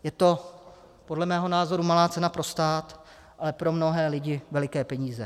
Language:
Czech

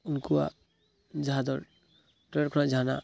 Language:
Santali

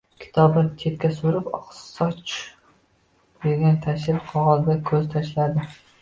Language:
Uzbek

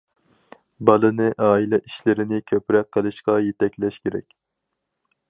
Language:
Uyghur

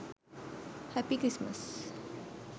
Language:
Sinhala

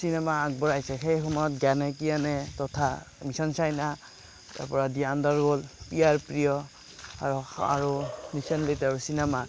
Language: Assamese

